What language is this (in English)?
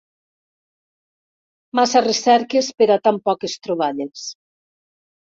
Catalan